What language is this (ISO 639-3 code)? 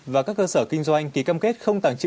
vie